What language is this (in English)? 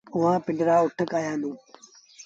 Sindhi Bhil